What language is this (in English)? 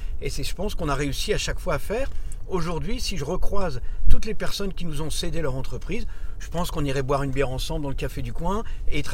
French